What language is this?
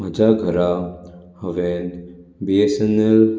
Konkani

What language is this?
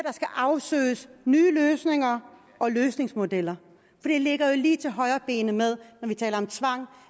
Danish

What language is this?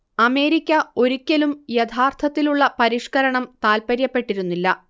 Malayalam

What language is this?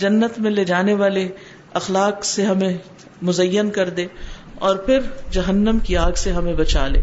Urdu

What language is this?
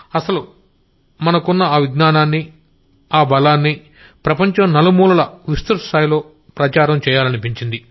Telugu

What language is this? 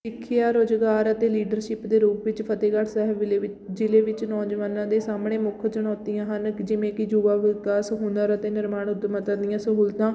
Punjabi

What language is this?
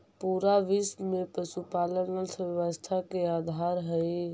Magahi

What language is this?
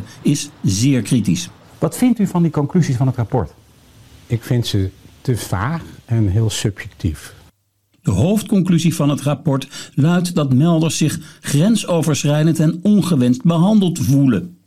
Dutch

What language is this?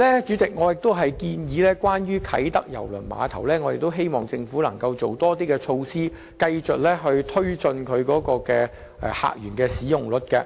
Cantonese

